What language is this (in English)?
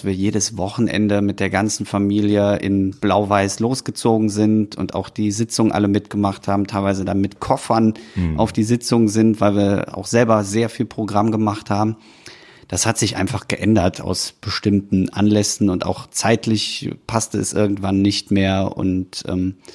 German